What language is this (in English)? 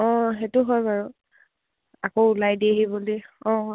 Assamese